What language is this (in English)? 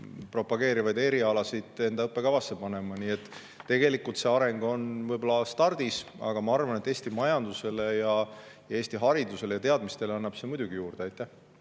Estonian